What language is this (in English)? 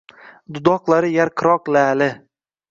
Uzbek